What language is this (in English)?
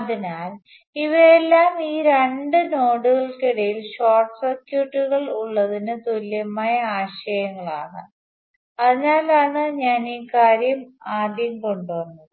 Malayalam